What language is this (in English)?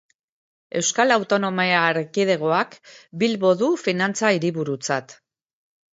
Basque